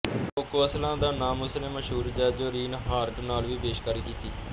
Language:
Punjabi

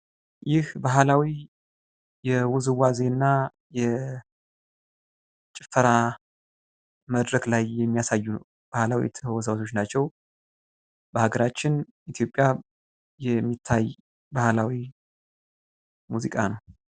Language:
Amharic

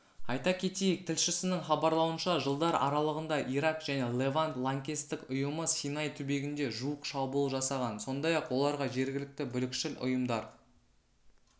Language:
Kazakh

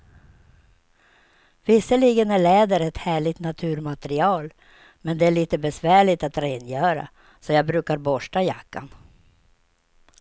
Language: Swedish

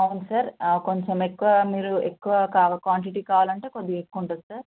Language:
Telugu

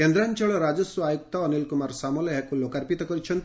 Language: Odia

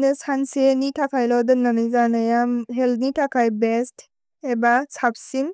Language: Bodo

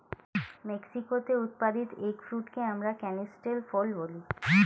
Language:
Bangla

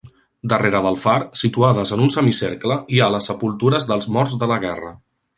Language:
Catalan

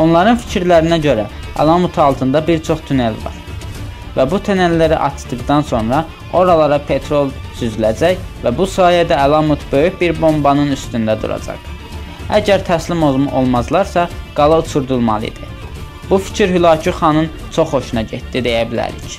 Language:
Turkish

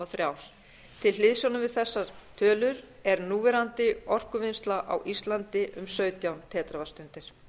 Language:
Icelandic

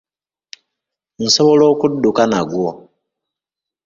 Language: Ganda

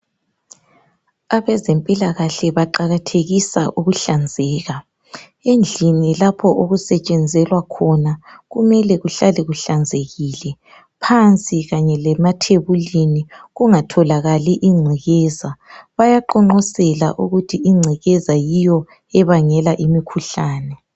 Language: North Ndebele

